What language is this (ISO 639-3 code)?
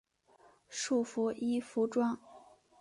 zho